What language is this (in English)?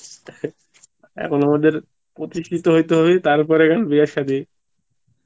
Bangla